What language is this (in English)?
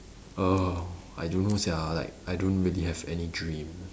English